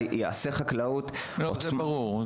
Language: Hebrew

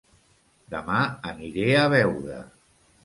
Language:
Catalan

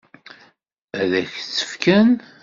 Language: Kabyle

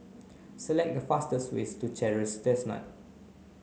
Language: English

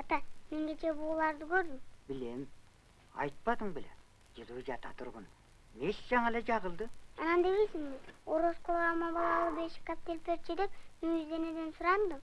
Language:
Turkish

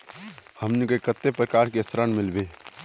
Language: Magahi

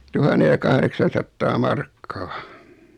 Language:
Finnish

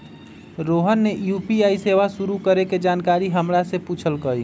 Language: Magahi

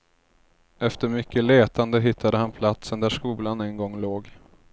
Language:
Swedish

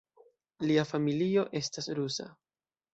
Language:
Esperanto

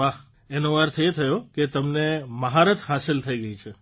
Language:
Gujarati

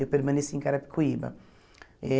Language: Portuguese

